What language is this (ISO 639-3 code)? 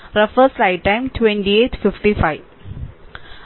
mal